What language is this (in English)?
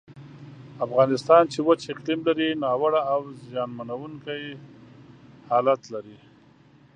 Pashto